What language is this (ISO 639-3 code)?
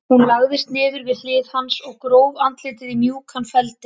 isl